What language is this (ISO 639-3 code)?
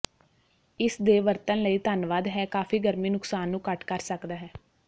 pan